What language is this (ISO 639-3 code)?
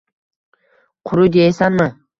uzb